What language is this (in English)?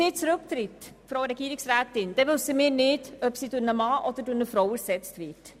Swiss German